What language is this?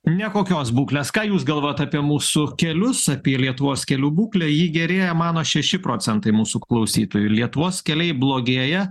Lithuanian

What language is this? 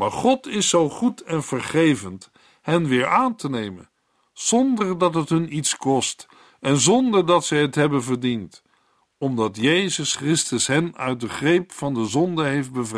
Dutch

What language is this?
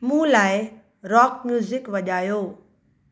Sindhi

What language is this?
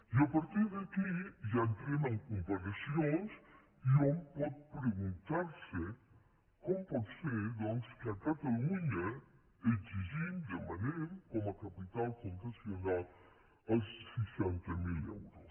Catalan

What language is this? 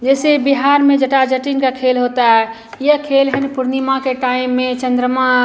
Hindi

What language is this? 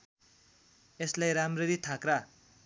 Nepali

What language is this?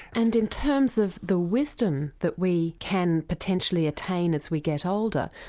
English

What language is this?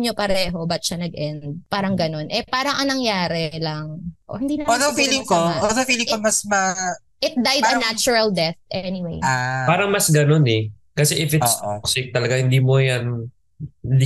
Filipino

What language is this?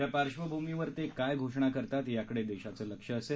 Marathi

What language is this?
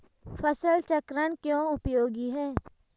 Hindi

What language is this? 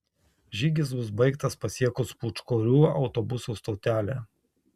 Lithuanian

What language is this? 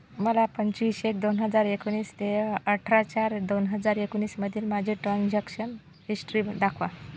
Marathi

